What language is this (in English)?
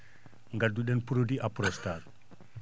Fula